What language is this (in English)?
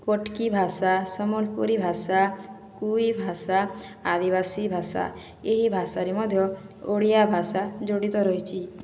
Odia